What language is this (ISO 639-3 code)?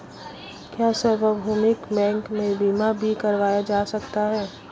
hin